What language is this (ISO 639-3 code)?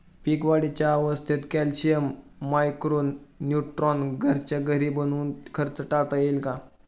mar